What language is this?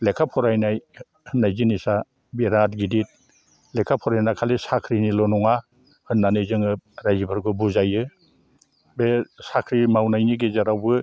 Bodo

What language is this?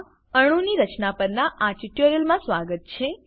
Gujarati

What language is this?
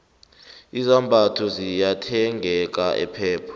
South Ndebele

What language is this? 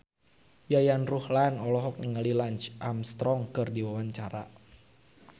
Sundanese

